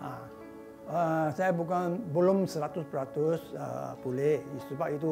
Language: Malay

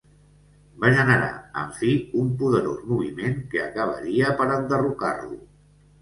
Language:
Catalan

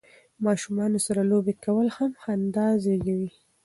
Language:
Pashto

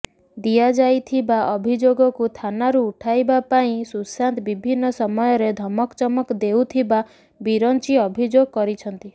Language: Odia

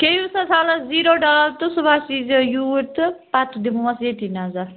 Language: Kashmiri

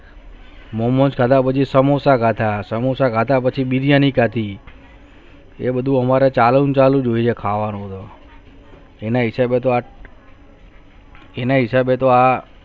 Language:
Gujarati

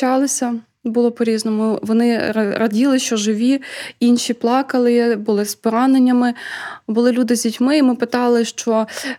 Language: Ukrainian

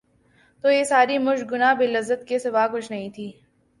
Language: Urdu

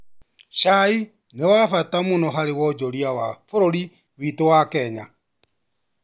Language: Kikuyu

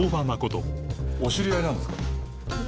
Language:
Japanese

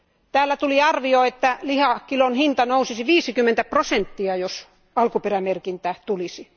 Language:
Finnish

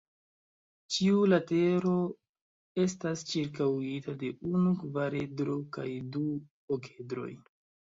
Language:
Esperanto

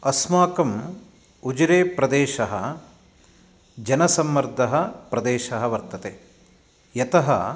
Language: Sanskrit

